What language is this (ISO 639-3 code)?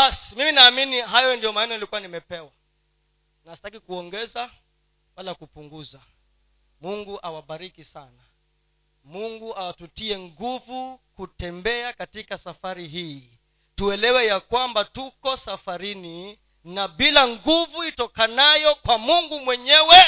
swa